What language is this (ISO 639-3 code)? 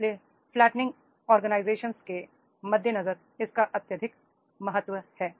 hin